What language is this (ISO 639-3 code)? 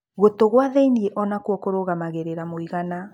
kik